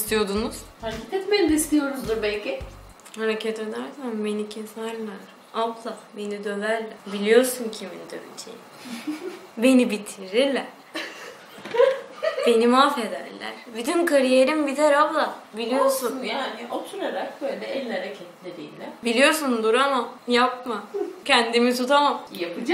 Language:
Turkish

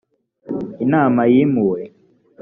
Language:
Kinyarwanda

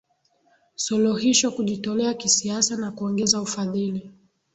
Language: Swahili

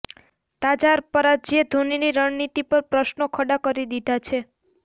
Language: Gujarati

